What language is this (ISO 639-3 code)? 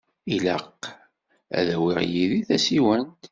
kab